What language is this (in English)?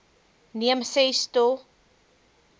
Afrikaans